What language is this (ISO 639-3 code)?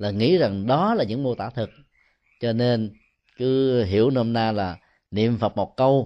vie